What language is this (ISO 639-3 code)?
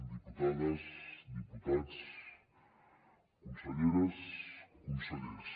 cat